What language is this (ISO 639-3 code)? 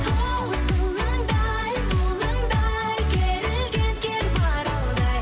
kaz